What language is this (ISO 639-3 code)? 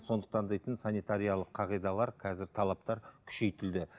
kaz